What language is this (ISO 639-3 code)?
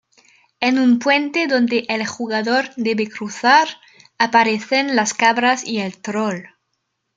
spa